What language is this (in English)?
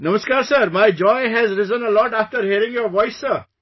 English